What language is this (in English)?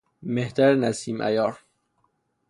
Persian